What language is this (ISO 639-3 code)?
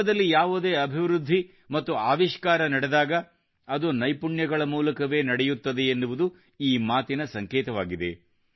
kan